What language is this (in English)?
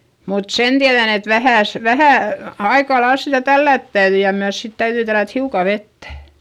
Finnish